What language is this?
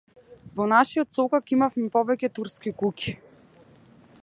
Macedonian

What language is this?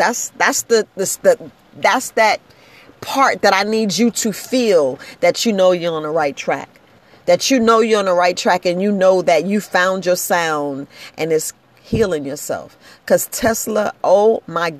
English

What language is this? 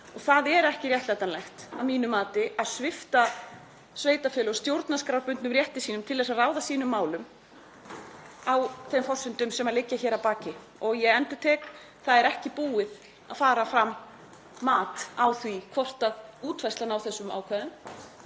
Icelandic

